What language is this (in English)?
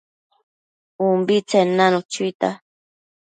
Matsés